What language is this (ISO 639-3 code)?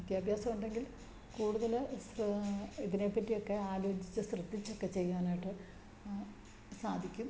mal